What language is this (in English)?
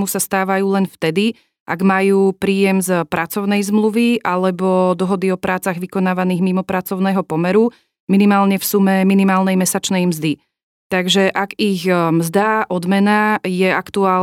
Slovak